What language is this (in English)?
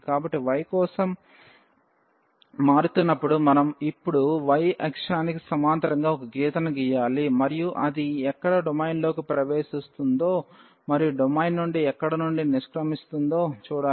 Telugu